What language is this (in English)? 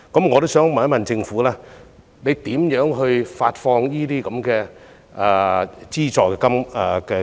Cantonese